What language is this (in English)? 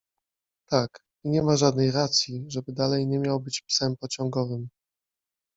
Polish